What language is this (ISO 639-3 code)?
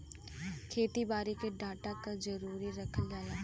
bho